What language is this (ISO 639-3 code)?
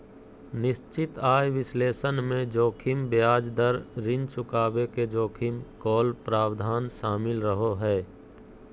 mag